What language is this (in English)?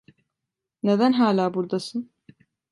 Turkish